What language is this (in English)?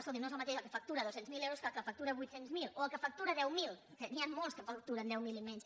Catalan